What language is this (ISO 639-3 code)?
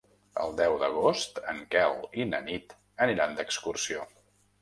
cat